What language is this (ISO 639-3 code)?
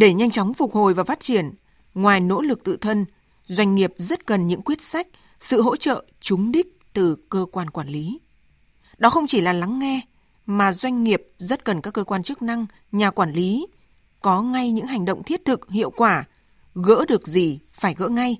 vie